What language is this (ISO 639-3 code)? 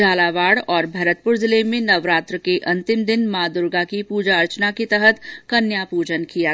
hin